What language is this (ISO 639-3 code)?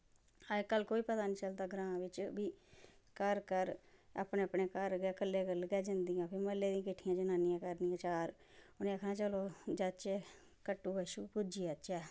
doi